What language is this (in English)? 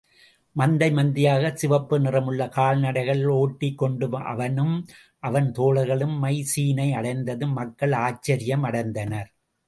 Tamil